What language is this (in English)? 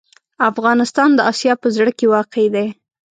Pashto